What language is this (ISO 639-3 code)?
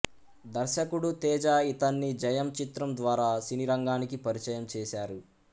tel